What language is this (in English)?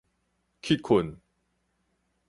Min Nan Chinese